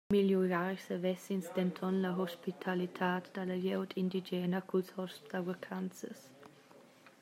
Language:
Romansh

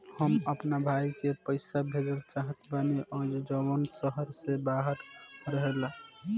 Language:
Bhojpuri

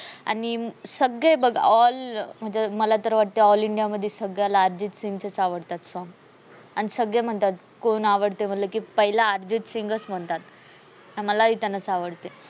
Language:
Marathi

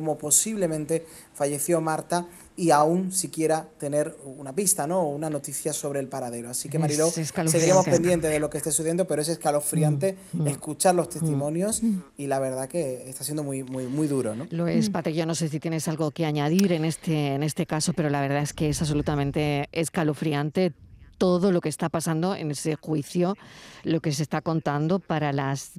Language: Spanish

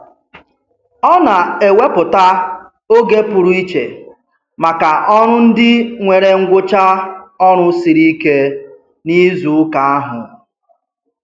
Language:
Igbo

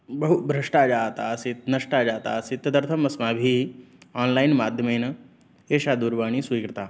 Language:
Sanskrit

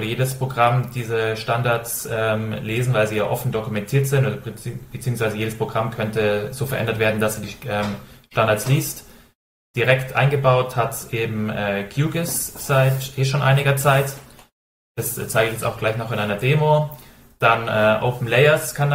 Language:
German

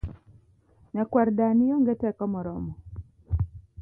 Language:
Luo (Kenya and Tanzania)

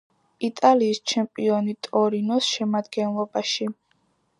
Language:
Georgian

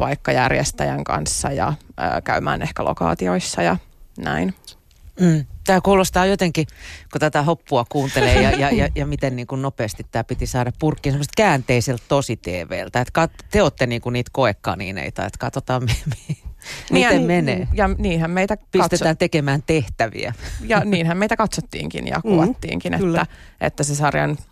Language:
Finnish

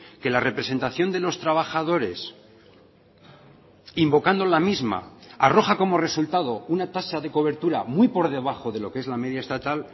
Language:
Spanish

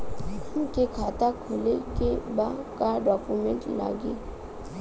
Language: Bhojpuri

